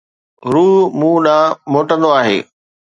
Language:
Sindhi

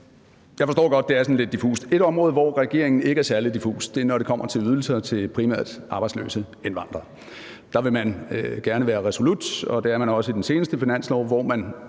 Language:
Danish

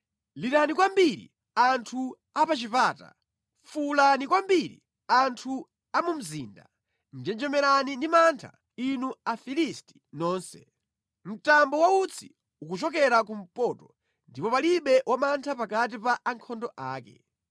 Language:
Nyanja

